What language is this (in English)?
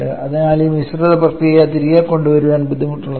Malayalam